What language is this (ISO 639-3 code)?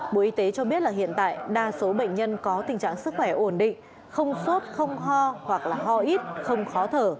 vie